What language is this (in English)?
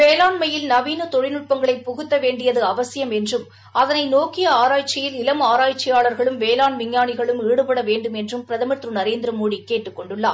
Tamil